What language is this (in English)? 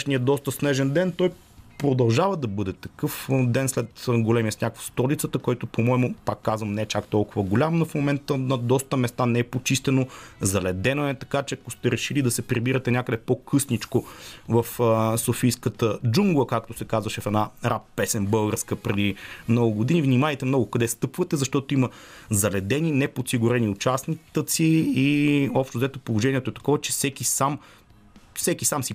Bulgarian